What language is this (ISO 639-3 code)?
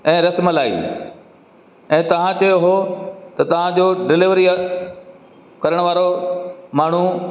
snd